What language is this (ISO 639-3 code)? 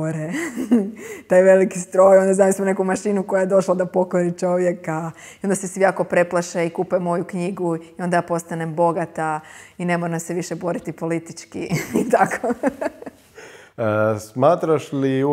hrv